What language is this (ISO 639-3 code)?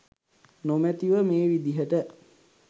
sin